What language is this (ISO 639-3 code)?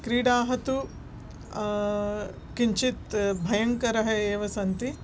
san